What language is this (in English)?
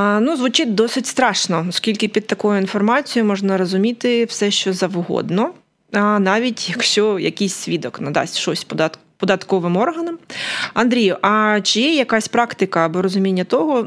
Ukrainian